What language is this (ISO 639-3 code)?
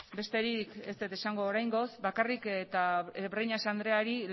eus